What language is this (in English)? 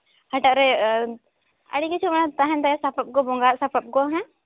Santali